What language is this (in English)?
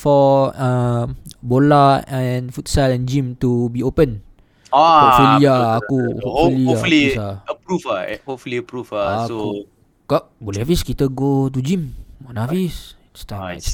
Malay